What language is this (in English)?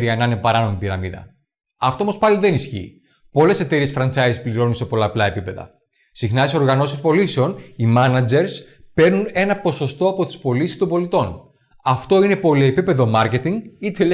Greek